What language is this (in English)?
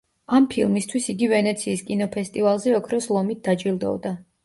Georgian